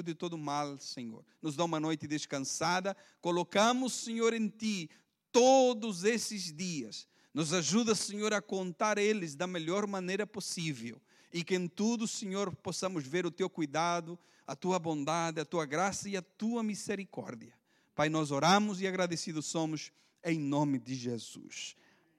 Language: Portuguese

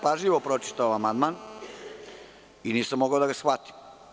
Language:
Serbian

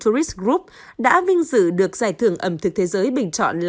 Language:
Vietnamese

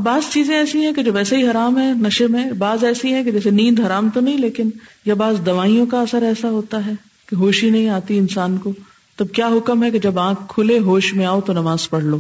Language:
Urdu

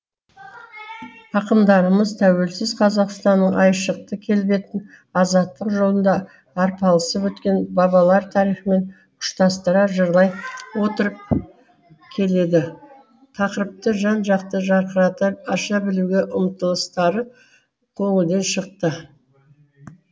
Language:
Kazakh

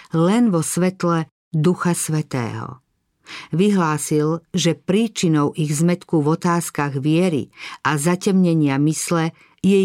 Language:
Slovak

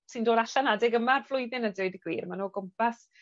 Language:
Welsh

